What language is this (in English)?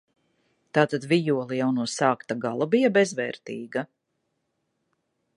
Latvian